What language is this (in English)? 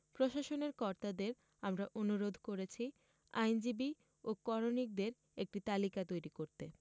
Bangla